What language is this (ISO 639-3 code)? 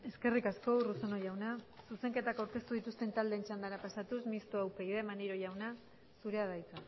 eus